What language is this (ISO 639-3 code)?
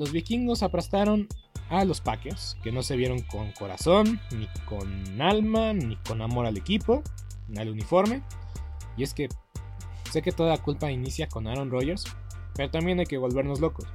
spa